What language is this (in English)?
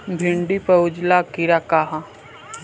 Bhojpuri